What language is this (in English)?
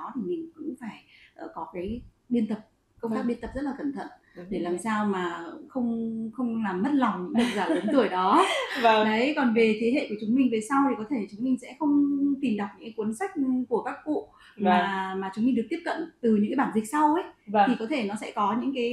Vietnamese